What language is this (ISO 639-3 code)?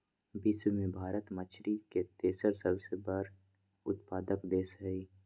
mag